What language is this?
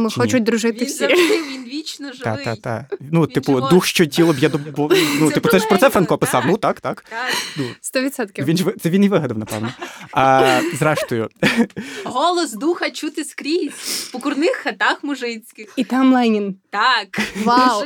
Ukrainian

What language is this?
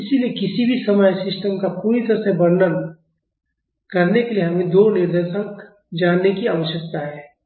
Hindi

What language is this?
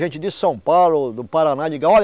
Portuguese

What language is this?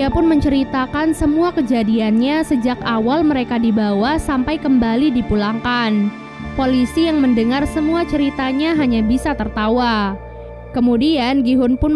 Indonesian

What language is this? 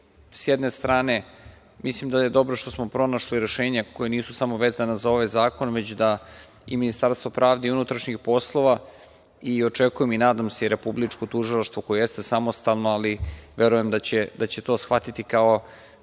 Serbian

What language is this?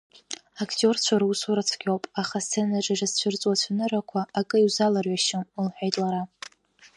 Abkhazian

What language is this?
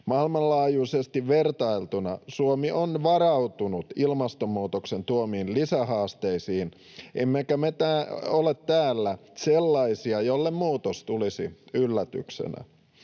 Finnish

